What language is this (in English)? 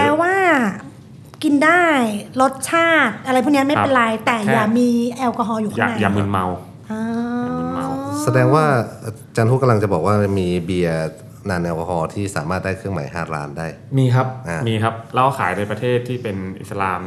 Thai